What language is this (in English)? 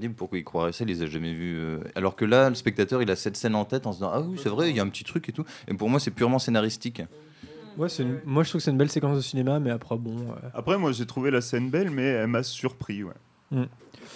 French